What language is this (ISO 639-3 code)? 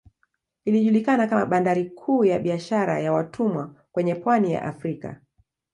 swa